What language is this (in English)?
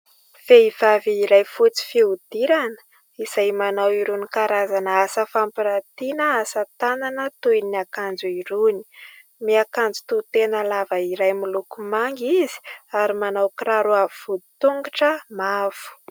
Malagasy